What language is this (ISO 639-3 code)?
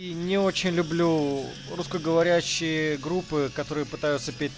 rus